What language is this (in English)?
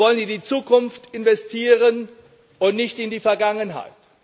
German